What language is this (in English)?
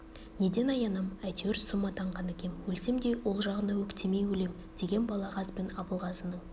Kazakh